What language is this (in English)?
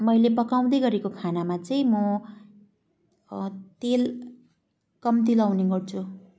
Nepali